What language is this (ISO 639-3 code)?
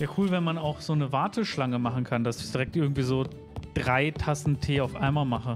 deu